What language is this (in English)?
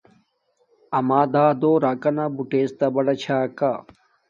Domaaki